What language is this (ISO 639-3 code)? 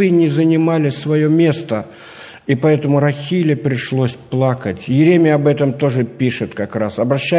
rus